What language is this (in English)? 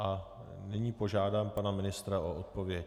Czech